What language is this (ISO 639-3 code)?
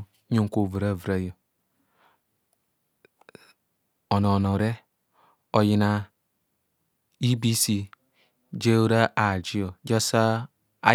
bcs